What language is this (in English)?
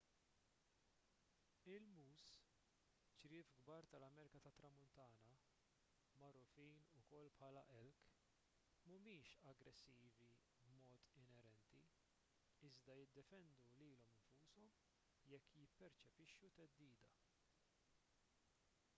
Maltese